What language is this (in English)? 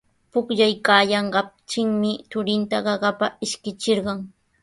Sihuas Ancash Quechua